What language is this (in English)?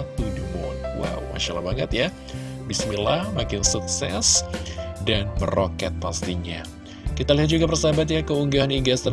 Indonesian